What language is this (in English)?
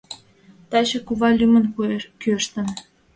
Mari